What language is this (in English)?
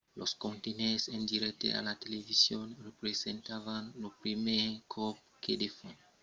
Occitan